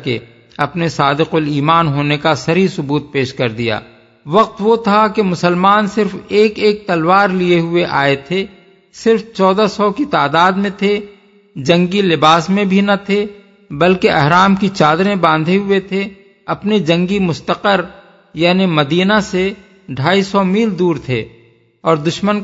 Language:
Urdu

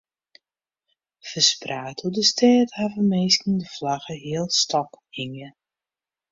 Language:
Western Frisian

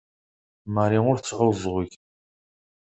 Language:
Kabyle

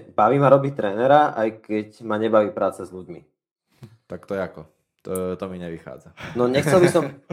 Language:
Slovak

